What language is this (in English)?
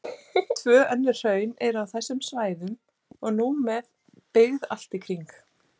Icelandic